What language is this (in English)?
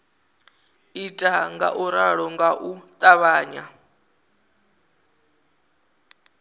Venda